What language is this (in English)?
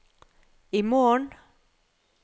Norwegian